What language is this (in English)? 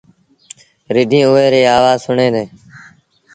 Sindhi Bhil